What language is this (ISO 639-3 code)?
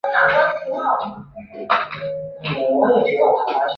zho